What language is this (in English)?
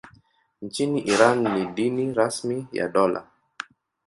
Swahili